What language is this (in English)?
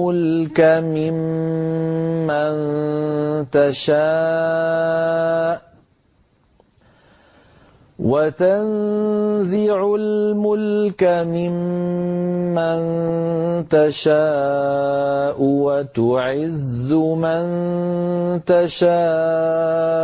Arabic